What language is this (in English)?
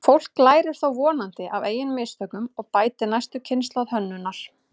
Icelandic